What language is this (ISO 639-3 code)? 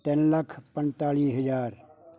pan